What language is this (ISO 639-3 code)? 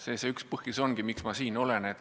est